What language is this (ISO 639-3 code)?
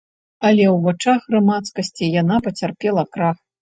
bel